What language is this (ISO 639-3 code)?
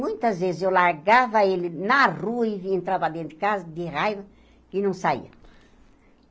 por